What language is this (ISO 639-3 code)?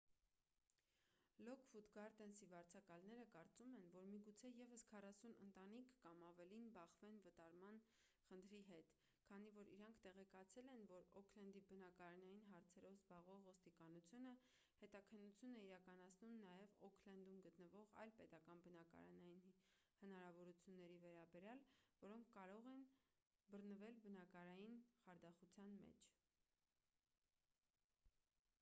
hye